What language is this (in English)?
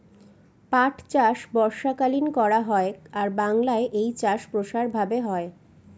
Bangla